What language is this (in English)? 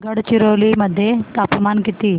Marathi